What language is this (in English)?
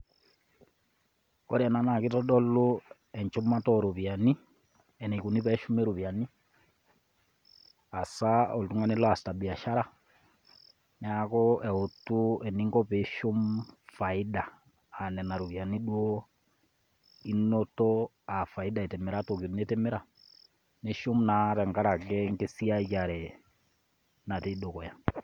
Masai